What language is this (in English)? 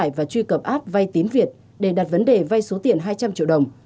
Vietnamese